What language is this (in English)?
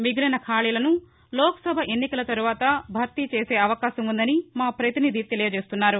Telugu